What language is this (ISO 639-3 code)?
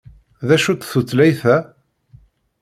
kab